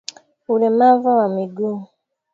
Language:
Swahili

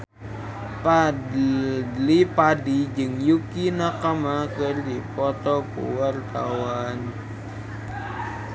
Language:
Sundanese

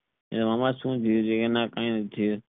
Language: Gujarati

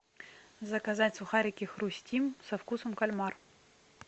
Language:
Russian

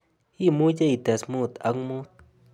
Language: Kalenjin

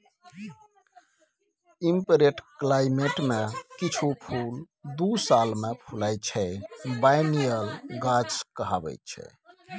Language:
Maithili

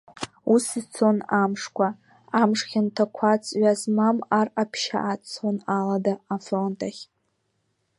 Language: Abkhazian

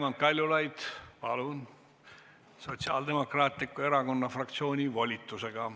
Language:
Estonian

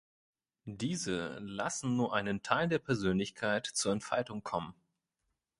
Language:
German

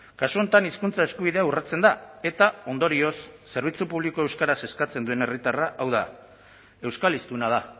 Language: Basque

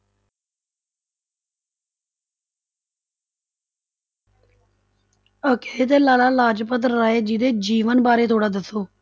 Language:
Punjabi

